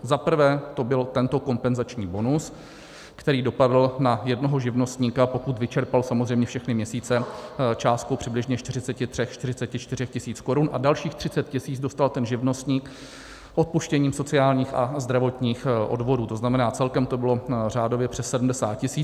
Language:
Czech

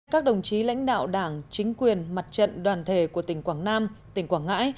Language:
Vietnamese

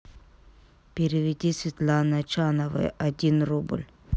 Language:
Russian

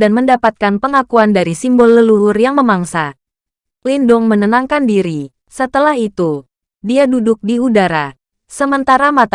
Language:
Indonesian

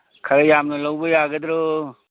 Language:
Manipuri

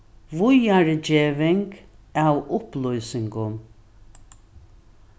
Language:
Faroese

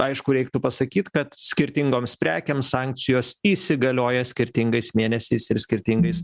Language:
Lithuanian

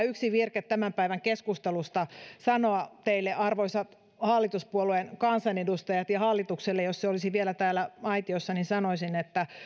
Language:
Finnish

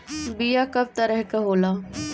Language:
Bhojpuri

